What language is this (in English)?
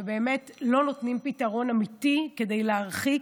Hebrew